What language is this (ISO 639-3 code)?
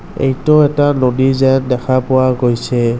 asm